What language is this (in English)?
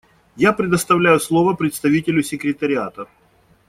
Russian